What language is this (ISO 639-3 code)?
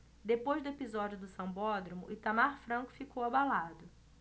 por